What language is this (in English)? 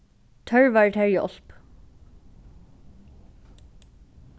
Faroese